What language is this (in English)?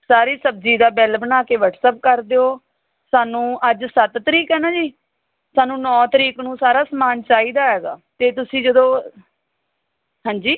Punjabi